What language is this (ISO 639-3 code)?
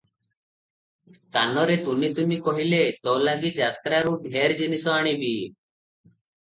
ori